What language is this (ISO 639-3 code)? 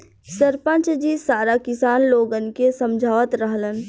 bho